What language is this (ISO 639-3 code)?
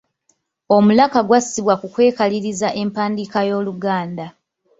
lug